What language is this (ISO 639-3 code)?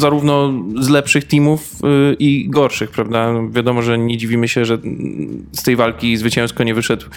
pol